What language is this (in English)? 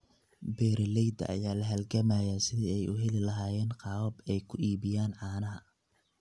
Somali